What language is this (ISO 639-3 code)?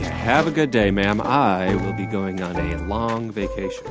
eng